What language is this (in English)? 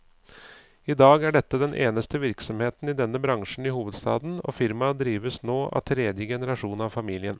Norwegian